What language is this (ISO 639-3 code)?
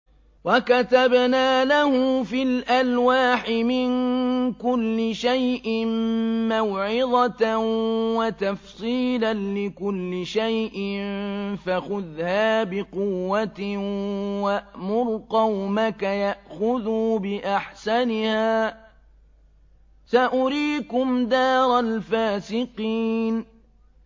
ara